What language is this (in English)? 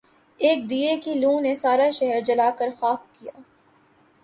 Urdu